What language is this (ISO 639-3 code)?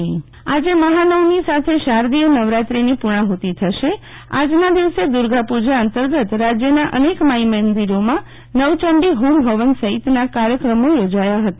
guj